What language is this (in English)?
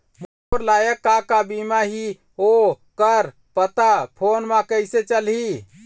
Chhattisgarhi